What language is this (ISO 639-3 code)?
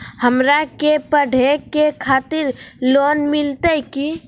mag